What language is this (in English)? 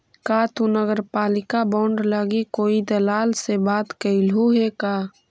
Magahi